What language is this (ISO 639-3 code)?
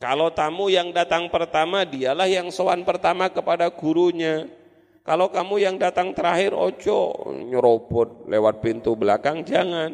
ind